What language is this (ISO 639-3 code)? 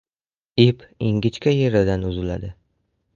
uzb